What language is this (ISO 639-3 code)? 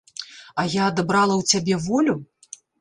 bel